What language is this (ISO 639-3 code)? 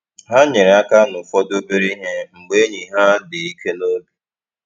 ibo